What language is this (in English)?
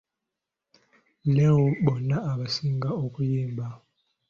Ganda